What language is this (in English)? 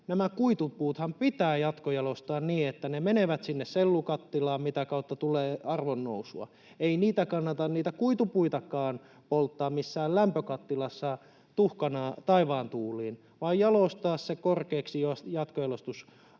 Finnish